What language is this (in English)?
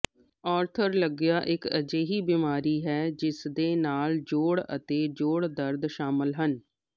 Punjabi